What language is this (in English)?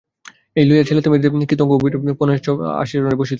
Bangla